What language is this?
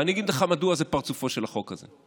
Hebrew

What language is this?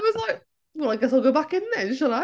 English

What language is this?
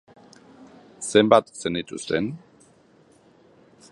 Basque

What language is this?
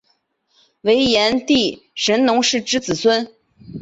Chinese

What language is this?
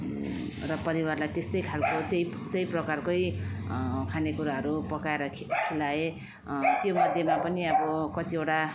Nepali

